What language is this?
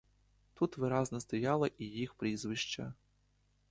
Ukrainian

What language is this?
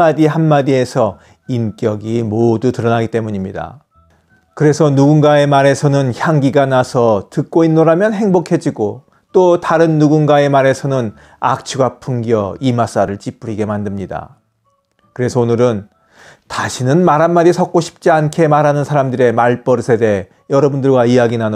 Korean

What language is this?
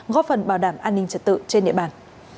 Vietnamese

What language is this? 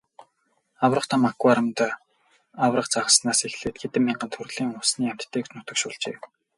Mongolian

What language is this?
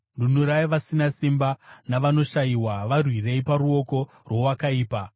Shona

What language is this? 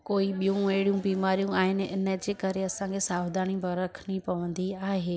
Sindhi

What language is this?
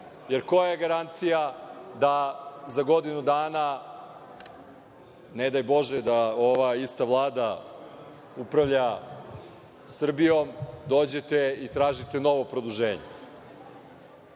Serbian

